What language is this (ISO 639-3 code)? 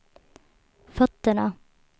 swe